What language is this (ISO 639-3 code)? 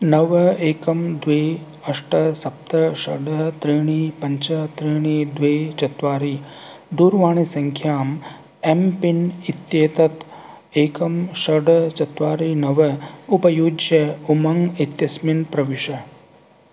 san